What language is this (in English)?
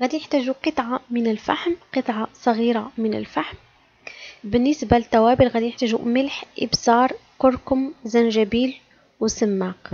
Arabic